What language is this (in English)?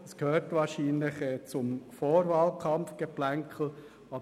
Swiss German